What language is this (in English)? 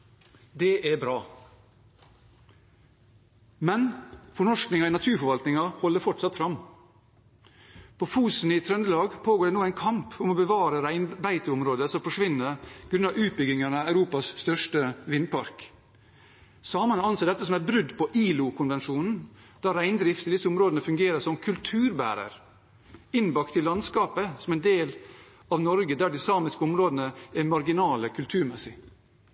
Norwegian Bokmål